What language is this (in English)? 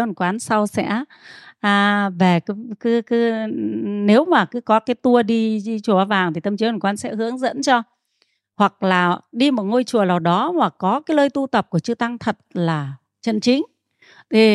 Vietnamese